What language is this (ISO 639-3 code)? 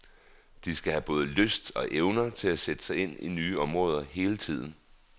dan